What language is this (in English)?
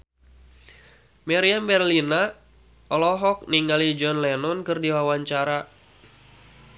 Sundanese